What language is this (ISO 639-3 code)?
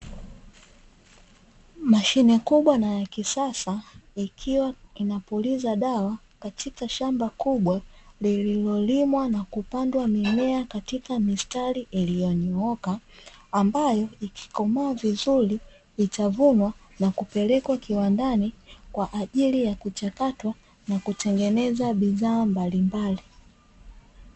swa